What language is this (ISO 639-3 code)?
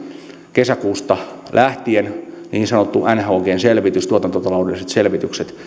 fin